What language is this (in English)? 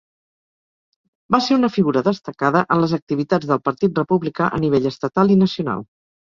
Catalan